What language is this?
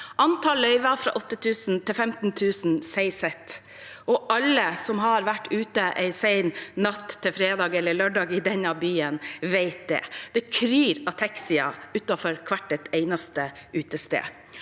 Norwegian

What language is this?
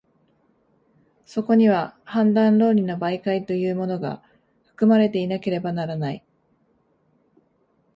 Japanese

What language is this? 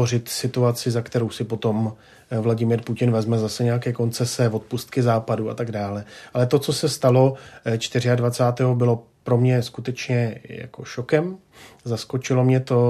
Czech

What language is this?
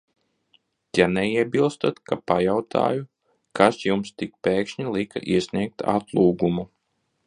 Latvian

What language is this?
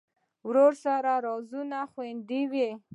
Pashto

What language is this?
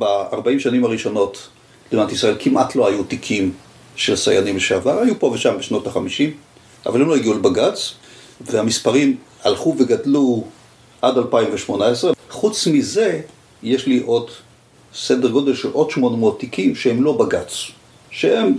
Hebrew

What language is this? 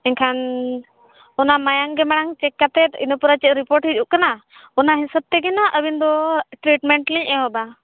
Santali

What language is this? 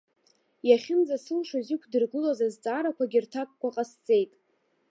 Abkhazian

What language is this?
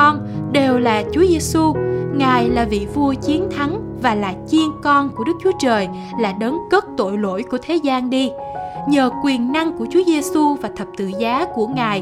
Vietnamese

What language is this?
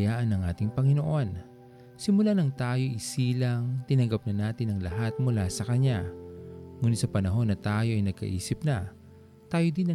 Filipino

